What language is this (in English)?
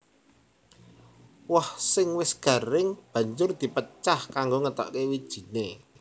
Javanese